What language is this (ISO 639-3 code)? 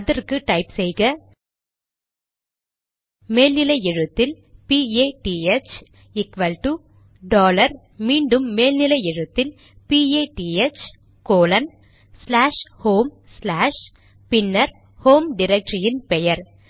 tam